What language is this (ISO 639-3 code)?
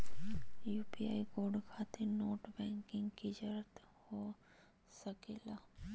mag